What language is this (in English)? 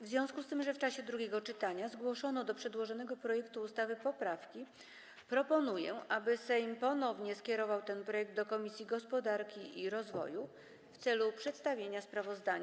Polish